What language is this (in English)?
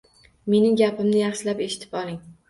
Uzbek